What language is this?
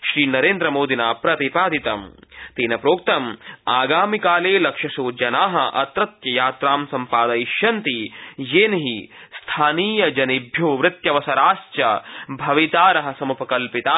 Sanskrit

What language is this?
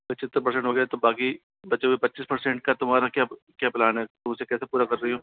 Hindi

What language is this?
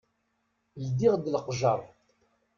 Kabyle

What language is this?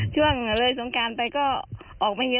Thai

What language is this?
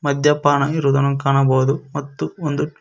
Kannada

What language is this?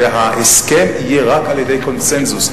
Hebrew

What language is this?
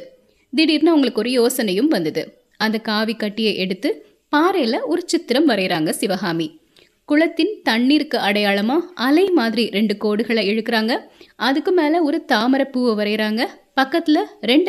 Tamil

